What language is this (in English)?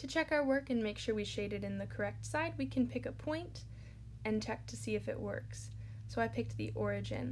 English